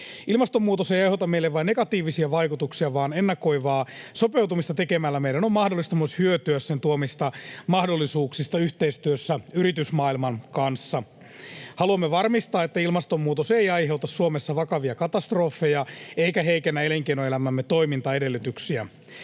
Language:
Finnish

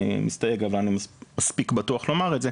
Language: Hebrew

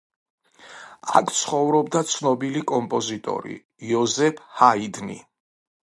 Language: Georgian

